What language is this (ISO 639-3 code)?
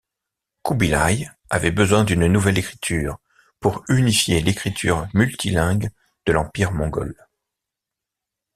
fra